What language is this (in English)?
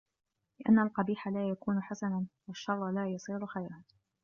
Arabic